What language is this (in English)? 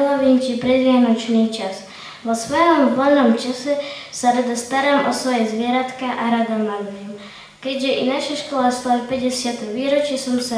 Slovak